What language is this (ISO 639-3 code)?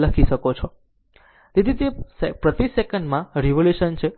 guj